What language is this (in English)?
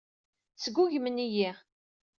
Kabyle